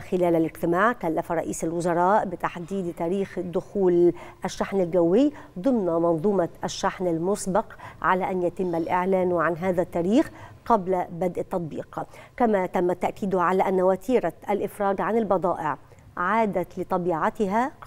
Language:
Arabic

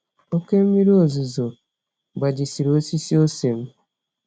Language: Igbo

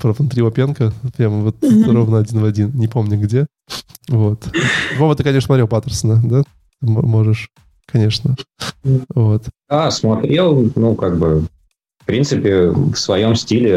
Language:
Russian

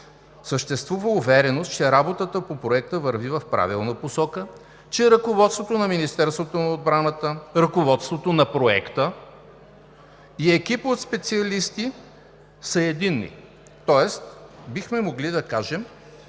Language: Bulgarian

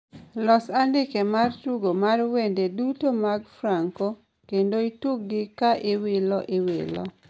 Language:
Luo (Kenya and Tanzania)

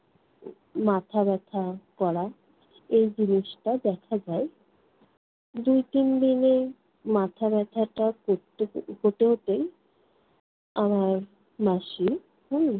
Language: Bangla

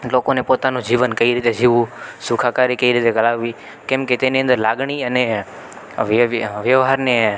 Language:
Gujarati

